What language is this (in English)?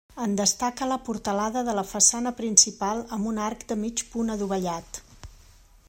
Catalan